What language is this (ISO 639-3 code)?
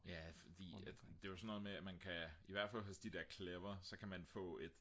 dan